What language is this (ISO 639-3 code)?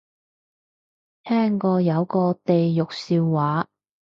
yue